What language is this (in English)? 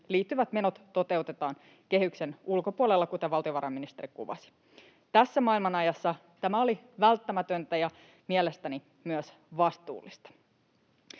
Finnish